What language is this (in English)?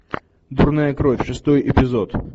Russian